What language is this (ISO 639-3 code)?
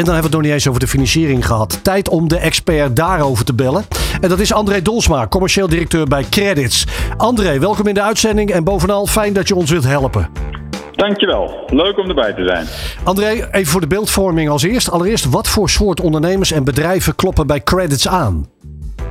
nld